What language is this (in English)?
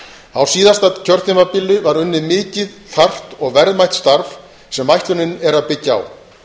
Icelandic